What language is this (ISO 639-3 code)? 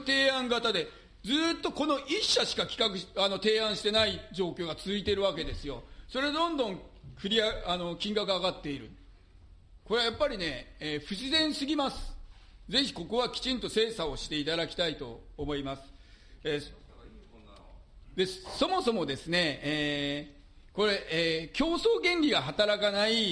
jpn